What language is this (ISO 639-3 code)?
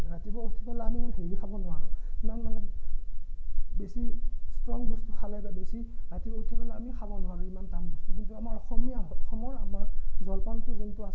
asm